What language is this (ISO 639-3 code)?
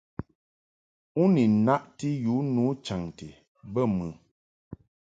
mhk